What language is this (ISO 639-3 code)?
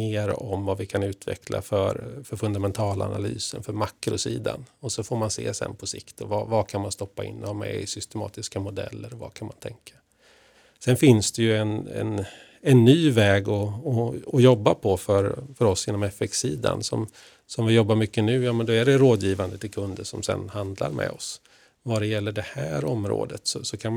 swe